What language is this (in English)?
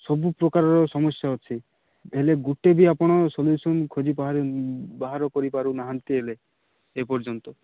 Odia